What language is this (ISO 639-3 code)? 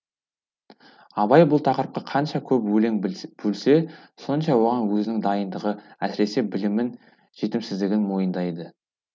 kaz